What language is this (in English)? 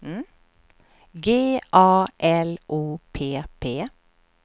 Swedish